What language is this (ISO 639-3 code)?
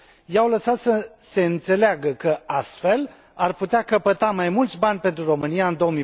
ron